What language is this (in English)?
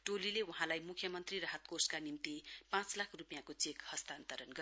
Nepali